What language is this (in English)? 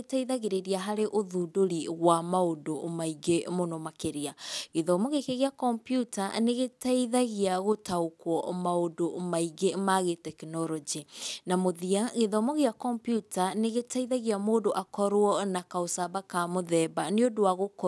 Kikuyu